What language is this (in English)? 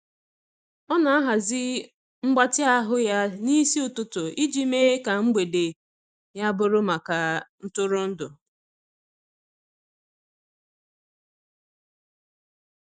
Igbo